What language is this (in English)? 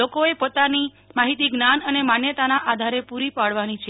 Gujarati